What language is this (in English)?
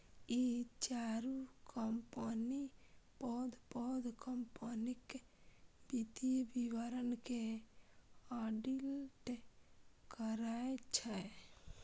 Maithili